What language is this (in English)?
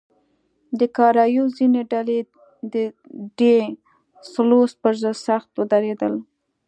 Pashto